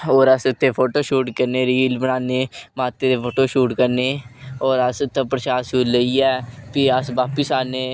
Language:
Dogri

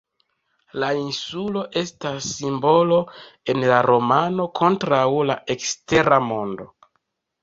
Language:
Esperanto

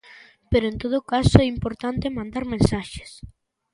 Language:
Galician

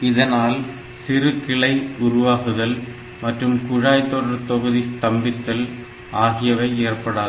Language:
Tamil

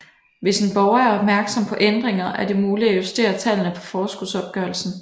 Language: Danish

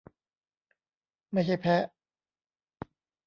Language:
Thai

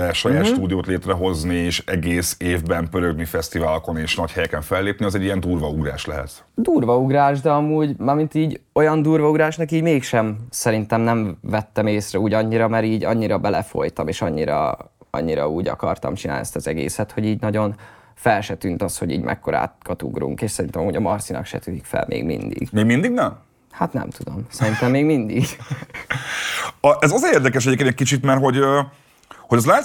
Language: Hungarian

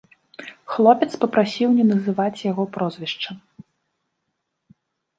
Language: Belarusian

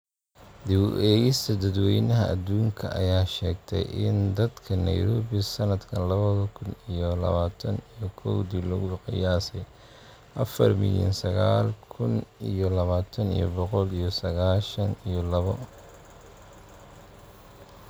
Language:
Somali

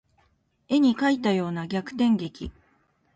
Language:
Japanese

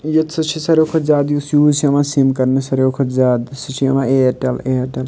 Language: Kashmiri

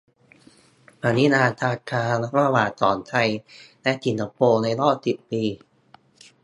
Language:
Thai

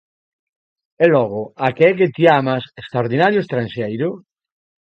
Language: Galician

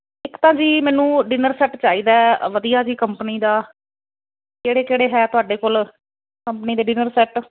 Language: Punjabi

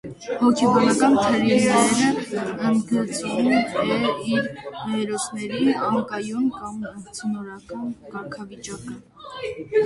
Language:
Armenian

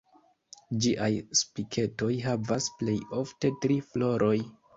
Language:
Esperanto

